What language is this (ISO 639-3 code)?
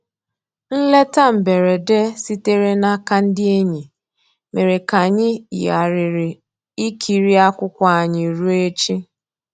ibo